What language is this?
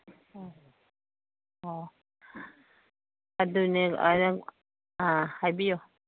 Manipuri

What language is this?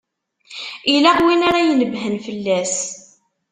Kabyle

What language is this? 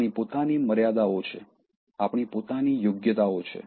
Gujarati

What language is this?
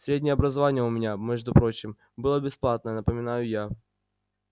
Russian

